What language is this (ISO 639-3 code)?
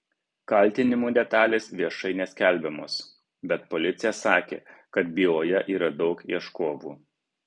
lit